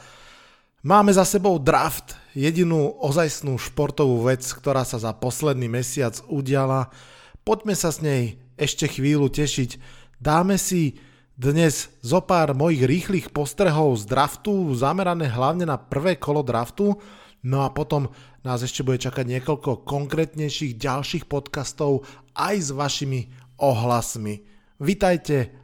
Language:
Slovak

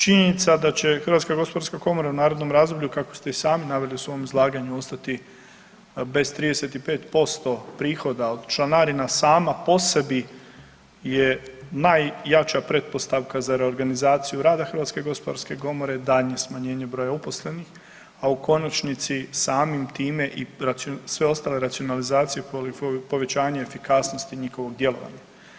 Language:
Croatian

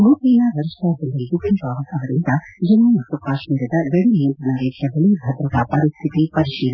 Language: Kannada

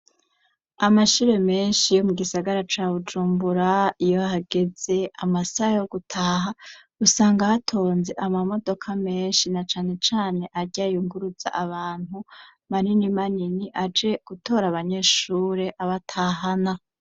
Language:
Rundi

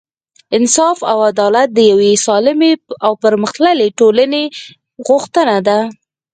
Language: Pashto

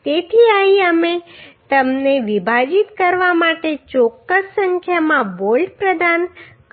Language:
Gujarati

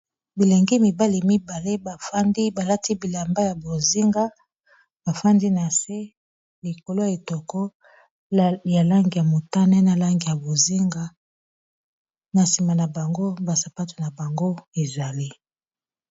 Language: Lingala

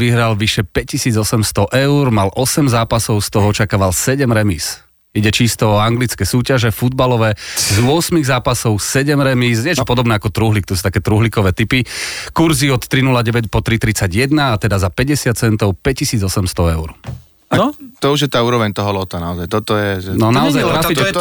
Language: Slovak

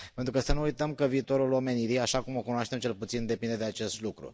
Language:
Romanian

